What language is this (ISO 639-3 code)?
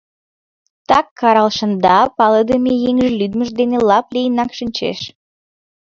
chm